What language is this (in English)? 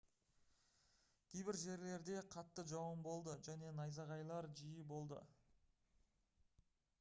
Kazakh